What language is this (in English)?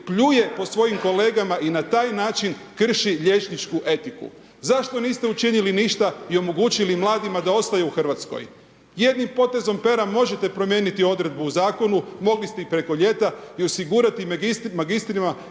Croatian